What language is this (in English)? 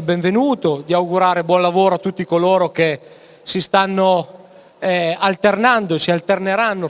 Italian